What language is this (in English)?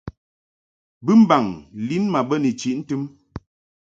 Mungaka